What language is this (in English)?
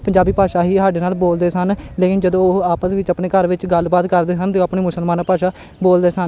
Punjabi